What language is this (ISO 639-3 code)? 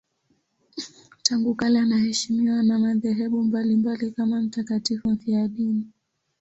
swa